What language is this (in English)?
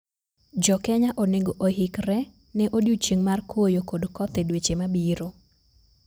Luo (Kenya and Tanzania)